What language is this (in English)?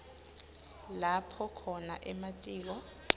Swati